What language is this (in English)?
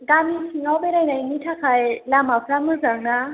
Bodo